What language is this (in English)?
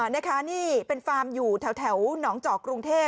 Thai